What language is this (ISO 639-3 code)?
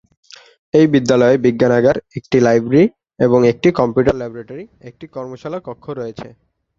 ben